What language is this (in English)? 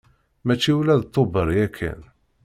Kabyle